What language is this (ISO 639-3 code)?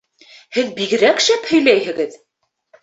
bak